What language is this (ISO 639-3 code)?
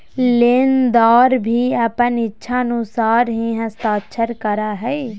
mag